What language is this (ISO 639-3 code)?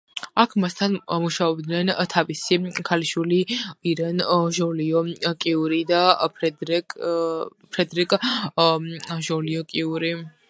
kat